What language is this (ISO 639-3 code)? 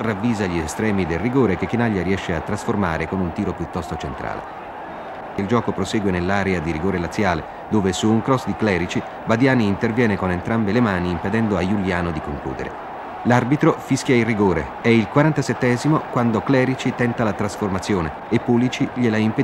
ita